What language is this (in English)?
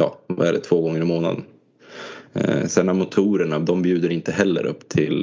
Swedish